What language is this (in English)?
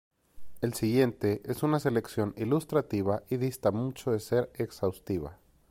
Spanish